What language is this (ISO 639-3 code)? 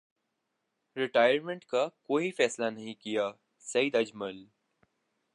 urd